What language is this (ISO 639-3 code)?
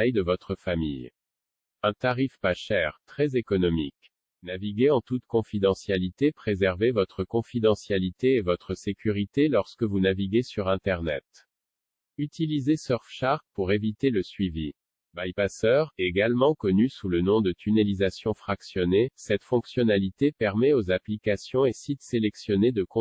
fra